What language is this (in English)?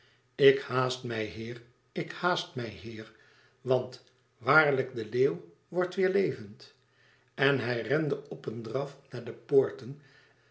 Dutch